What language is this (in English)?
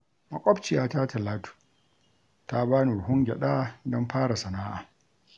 Hausa